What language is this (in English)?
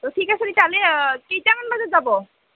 Assamese